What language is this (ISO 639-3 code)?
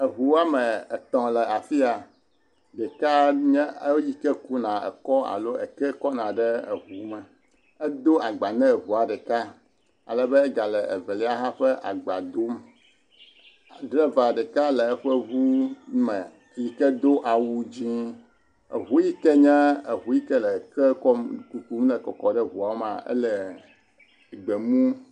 ewe